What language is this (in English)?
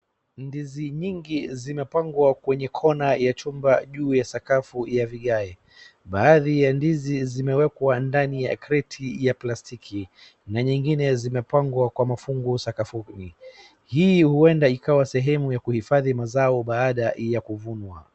Swahili